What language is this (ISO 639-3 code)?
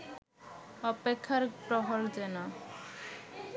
ben